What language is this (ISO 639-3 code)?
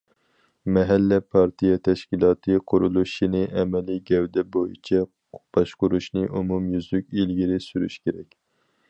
uig